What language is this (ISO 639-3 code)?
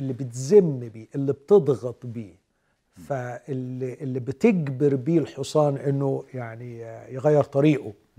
ara